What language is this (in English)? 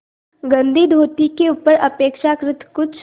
Hindi